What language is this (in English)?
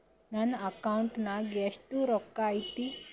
Kannada